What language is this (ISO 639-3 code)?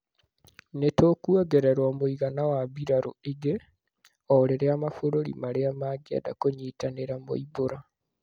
kik